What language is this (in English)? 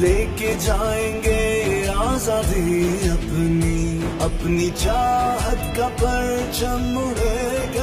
Urdu